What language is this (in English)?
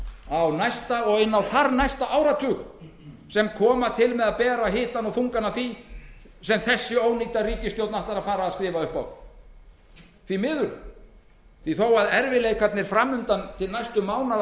Icelandic